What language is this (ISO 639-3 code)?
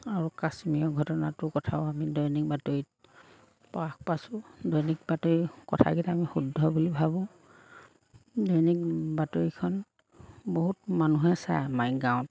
asm